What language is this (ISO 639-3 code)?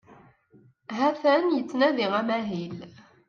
kab